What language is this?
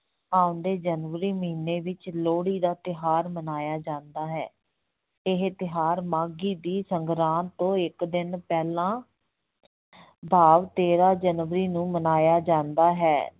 Punjabi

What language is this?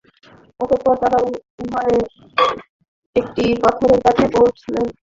Bangla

